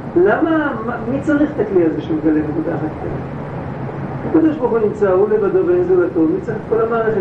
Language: Hebrew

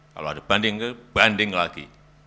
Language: Indonesian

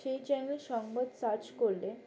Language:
Bangla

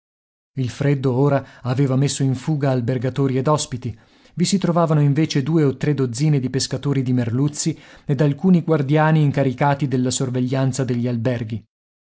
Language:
Italian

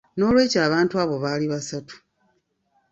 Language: Ganda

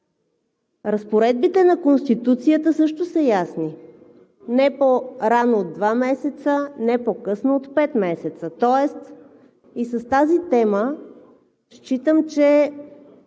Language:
Bulgarian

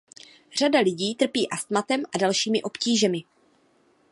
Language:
Czech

